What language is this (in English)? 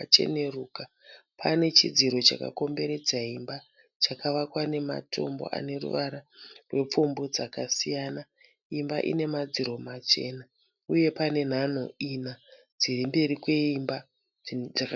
Shona